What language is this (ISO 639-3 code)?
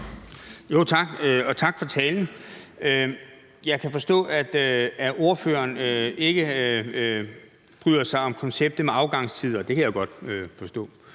dan